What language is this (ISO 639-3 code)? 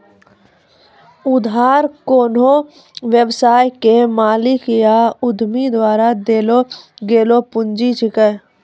mai